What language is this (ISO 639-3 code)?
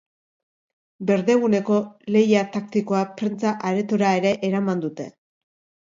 eus